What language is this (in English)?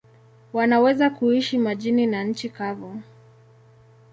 Swahili